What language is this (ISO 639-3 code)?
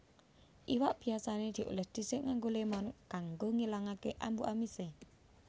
jav